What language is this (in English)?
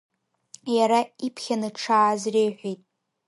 Abkhazian